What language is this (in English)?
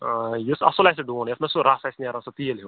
Kashmiri